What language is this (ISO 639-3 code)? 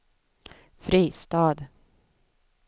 swe